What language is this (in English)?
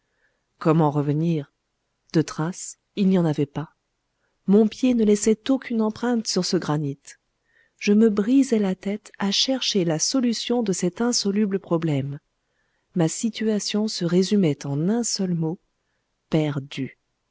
French